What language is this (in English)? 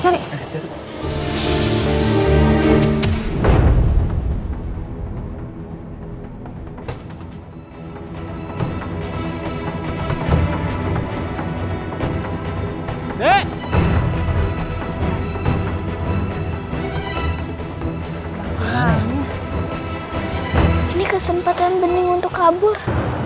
Indonesian